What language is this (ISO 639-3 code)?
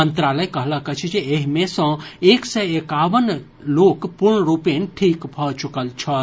mai